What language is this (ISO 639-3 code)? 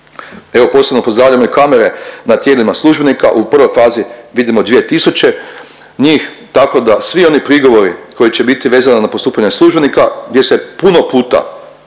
hrv